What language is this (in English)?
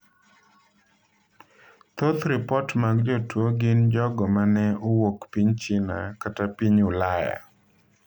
Luo (Kenya and Tanzania)